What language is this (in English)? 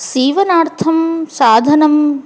Sanskrit